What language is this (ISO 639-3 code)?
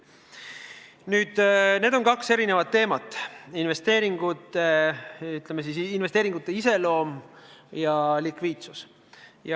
est